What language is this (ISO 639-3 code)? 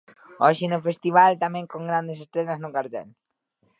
glg